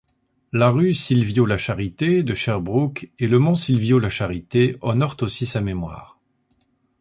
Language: French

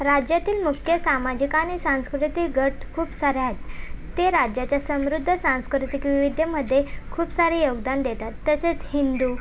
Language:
Marathi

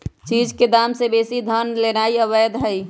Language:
Magahi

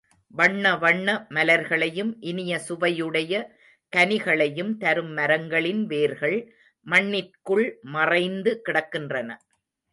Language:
Tamil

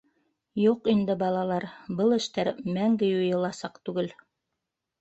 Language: Bashkir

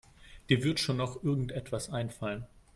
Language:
German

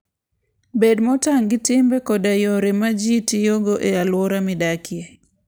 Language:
Luo (Kenya and Tanzania)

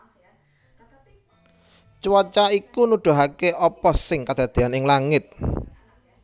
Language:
Javanese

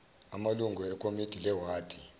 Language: Zulu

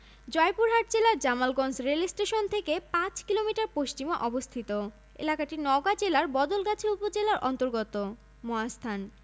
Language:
Bangla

